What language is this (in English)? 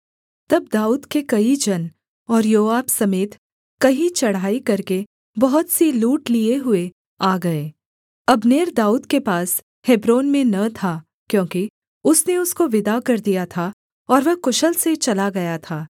Hindi